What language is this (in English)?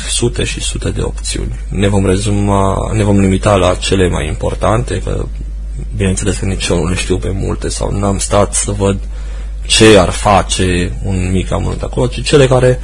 Romanian